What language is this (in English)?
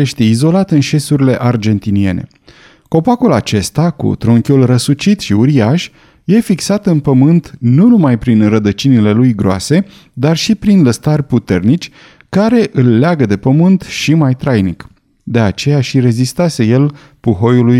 Romanian